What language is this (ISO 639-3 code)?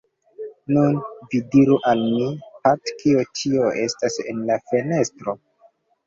epo